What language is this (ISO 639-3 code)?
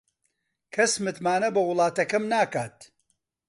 ckb